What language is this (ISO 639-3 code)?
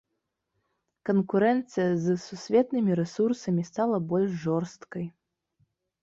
bel